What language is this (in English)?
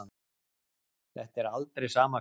Icelandic